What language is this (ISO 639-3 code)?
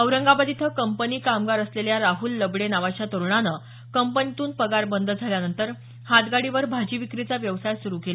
mar